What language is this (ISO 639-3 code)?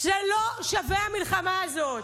heb